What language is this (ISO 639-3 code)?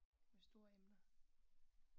dan